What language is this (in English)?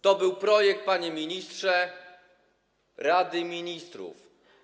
Polish